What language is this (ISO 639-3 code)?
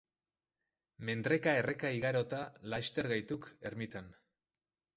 eus